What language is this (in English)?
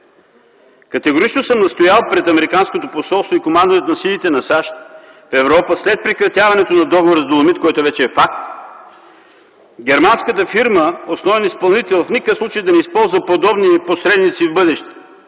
Bulgarian